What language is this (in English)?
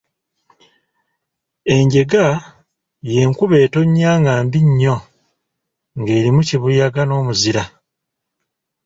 Ganda